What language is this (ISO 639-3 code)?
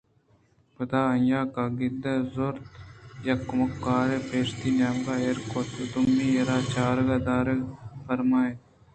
bgp